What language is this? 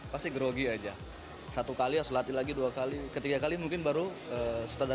Indonesian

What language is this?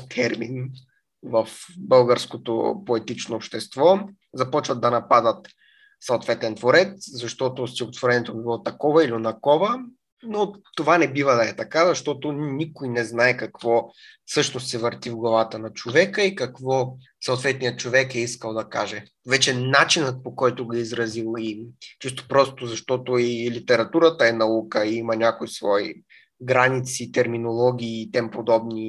Bulgarian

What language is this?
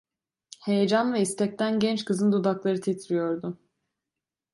Turkish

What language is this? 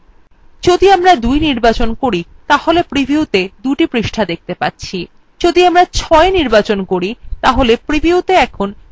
Bangla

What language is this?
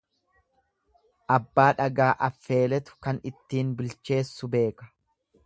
Oromo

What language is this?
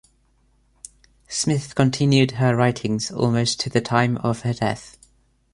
English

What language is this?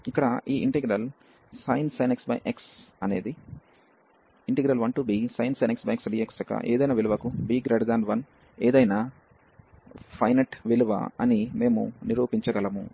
Telugu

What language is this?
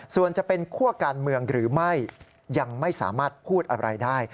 Thai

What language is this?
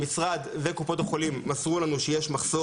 Hebrew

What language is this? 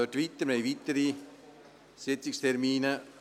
Swiss German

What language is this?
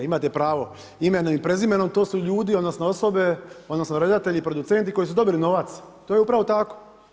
Croatian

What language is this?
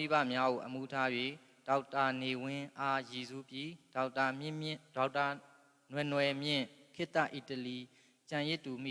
Vietnamese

